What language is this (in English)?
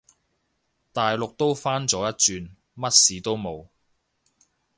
Cantonese